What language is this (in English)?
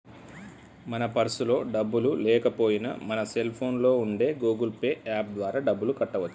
Telugu